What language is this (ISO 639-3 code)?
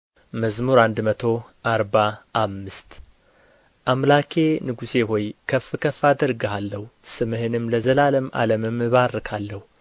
amh